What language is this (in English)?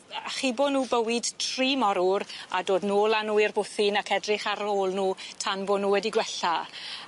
Welsh